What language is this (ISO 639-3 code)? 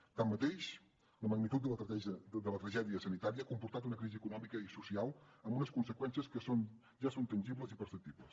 cat